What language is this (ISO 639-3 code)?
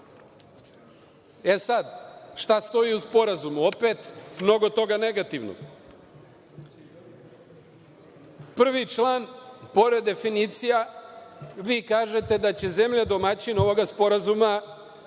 srp